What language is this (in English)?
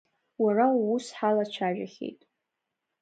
Abkhazian